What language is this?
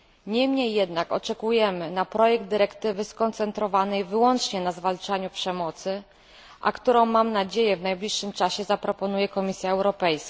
Polish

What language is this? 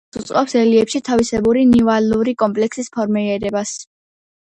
Georgian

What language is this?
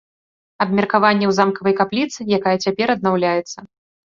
Belarusian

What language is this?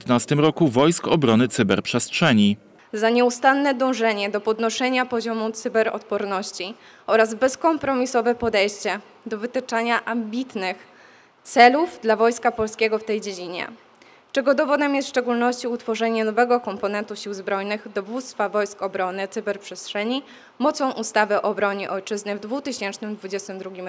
Polish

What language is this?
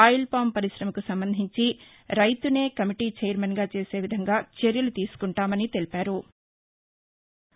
Telugu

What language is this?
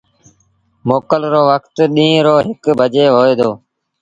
Sindhi Bhil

